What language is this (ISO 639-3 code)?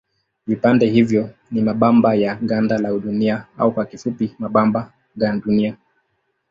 swa